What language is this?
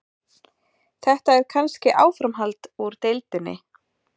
Icelandic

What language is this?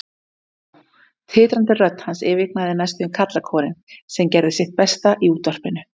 Icelandic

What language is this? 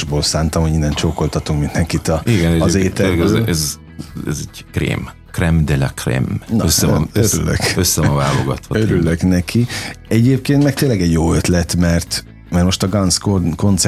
Hungarian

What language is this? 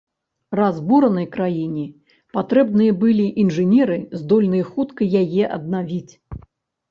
Belarusian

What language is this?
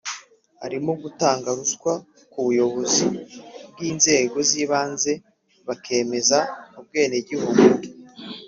Kinyarwanda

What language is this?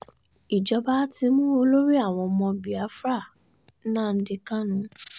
Yoruba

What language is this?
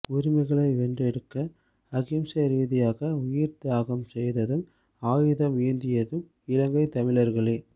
Tamil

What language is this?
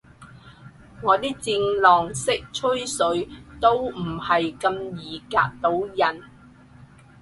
Cantonese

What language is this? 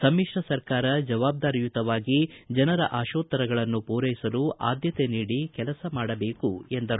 Kannada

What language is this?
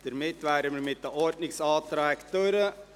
Swiss German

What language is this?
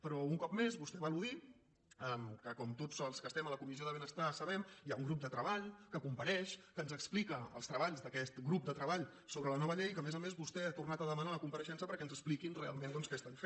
Catalan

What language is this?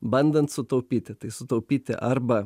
Lithuanian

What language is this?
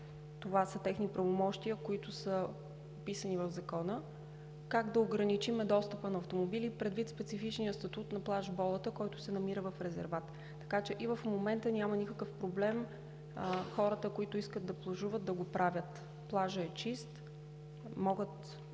Bulgarian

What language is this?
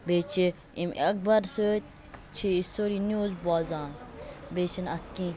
Kashmiri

